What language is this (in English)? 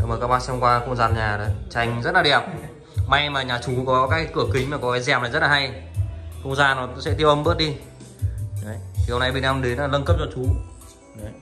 Vietnamese